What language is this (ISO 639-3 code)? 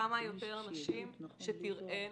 heb